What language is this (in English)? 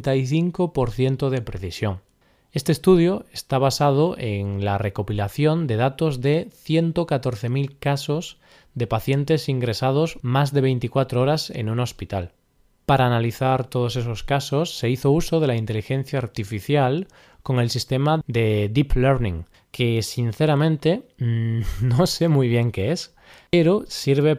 Spanish